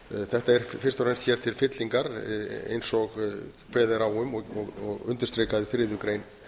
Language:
Icelandic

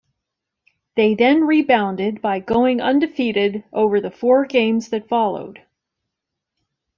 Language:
English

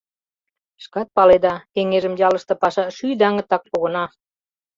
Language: Mari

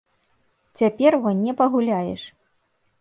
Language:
Belarusian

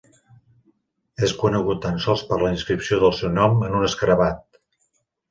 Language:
Catalan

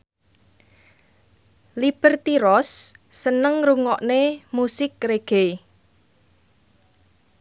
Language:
Javanese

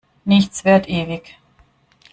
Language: German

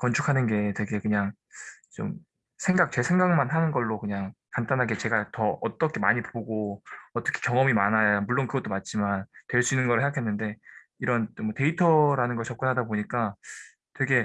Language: Korean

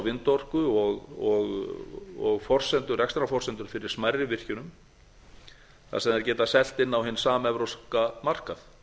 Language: Icelandic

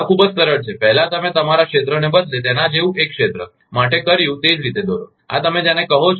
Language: Gujarati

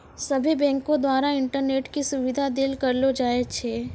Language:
Maithili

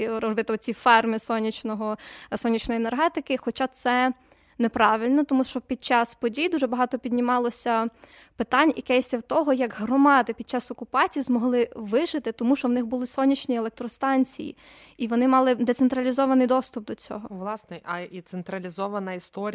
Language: Ukrainian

